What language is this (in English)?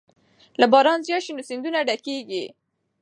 Pashto